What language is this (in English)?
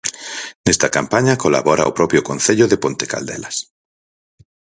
Galician